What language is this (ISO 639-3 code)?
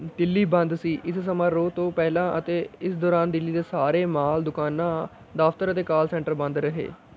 pan